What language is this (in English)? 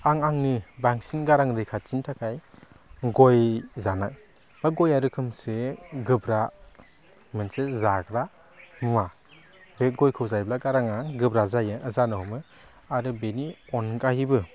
Bodo